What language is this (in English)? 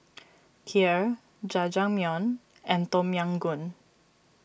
English